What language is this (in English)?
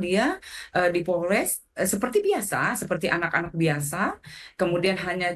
Indonesian